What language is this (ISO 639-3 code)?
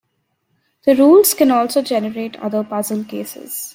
eng